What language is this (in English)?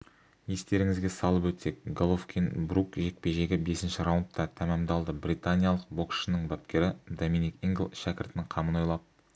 Kazakh